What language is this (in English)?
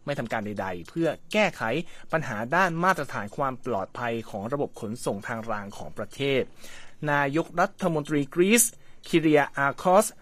Thai